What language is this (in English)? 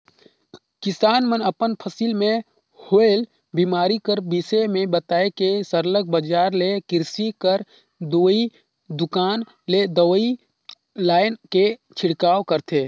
Chhattisgarhi